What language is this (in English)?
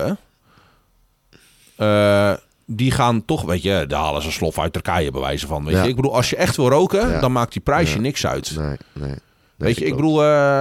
Dutch